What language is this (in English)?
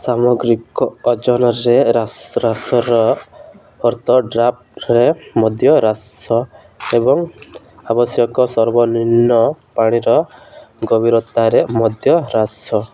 Odia